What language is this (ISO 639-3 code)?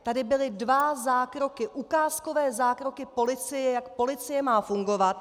ces